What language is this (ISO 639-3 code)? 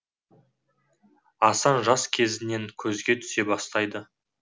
kaz